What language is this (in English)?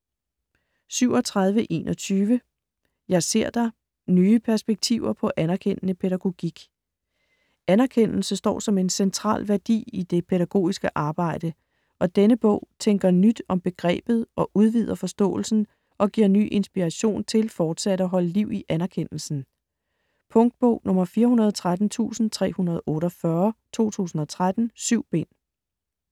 Danish